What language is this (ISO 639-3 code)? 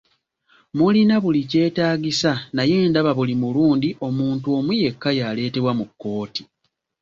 lug